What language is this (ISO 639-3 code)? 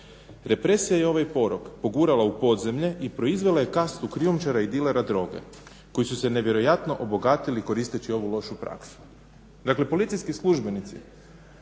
hrv